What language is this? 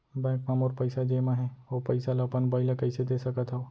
Chhattisgarhi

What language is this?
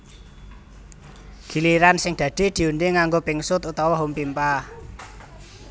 Javanese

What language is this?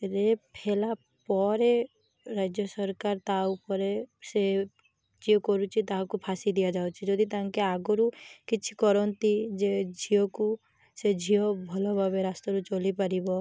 Odia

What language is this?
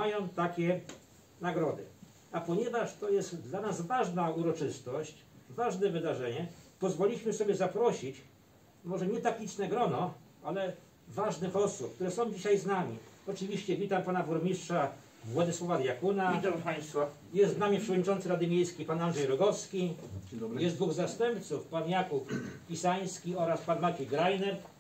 Polish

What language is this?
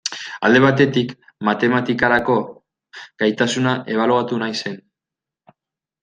Basque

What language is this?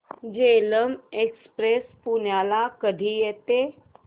Marathi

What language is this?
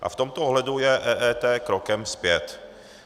Czech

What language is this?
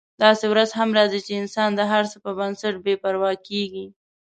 Pashto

